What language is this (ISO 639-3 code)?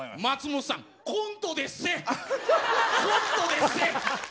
jpn